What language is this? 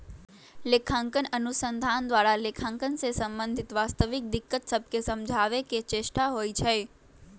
Magahi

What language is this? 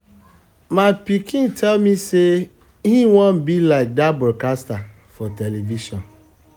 Nigerian Pidgin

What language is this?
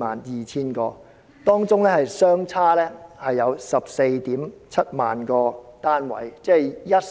Cantonese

